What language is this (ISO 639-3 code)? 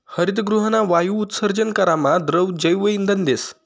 mar